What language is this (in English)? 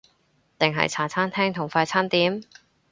Cantonese